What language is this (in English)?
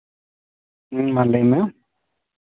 Santali